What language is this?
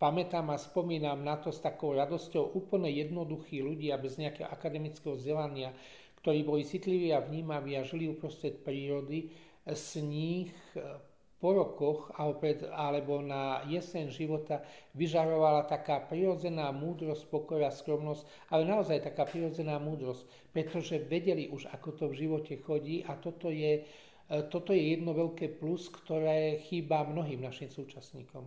Slovak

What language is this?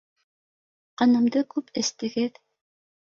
Bashkir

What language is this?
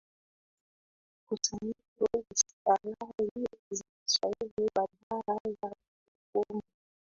Swahili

